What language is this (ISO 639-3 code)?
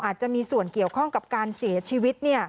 tha